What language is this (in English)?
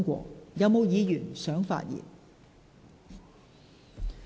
Cantonese